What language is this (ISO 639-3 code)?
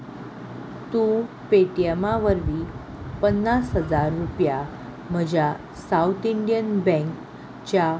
kok